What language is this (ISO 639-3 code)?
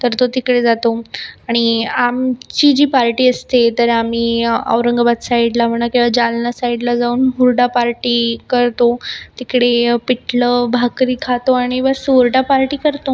mar